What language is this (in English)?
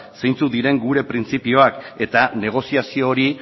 Basque